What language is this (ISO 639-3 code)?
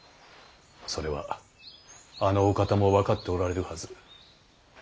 jpn